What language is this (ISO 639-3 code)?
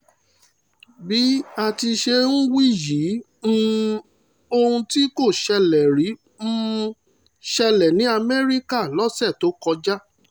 yor